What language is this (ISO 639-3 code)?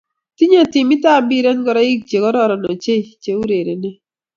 kln